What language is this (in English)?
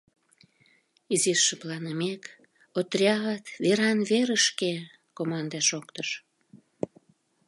Mari